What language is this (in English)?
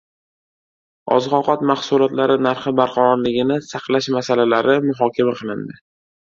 Uzbek